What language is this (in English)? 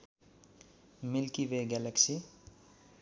Nepali